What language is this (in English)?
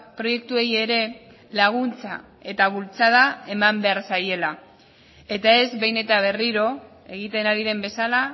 Basque